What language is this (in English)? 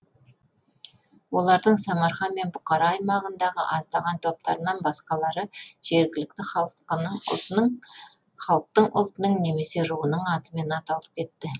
Kazakh